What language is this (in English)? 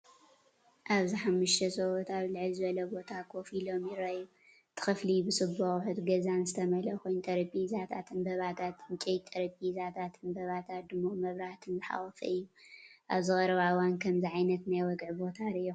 Tigrinya